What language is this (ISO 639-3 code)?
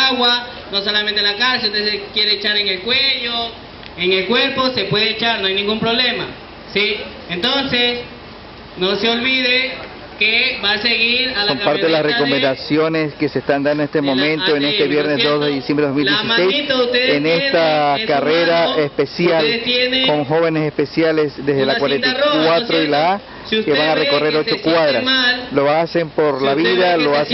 spa